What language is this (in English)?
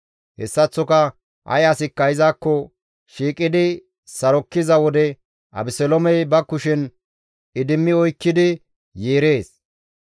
Gamo